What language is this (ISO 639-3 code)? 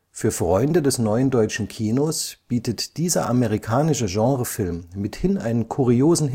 deu